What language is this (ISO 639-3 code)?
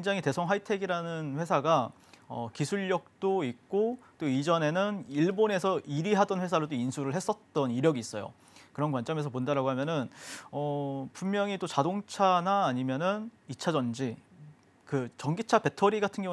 kor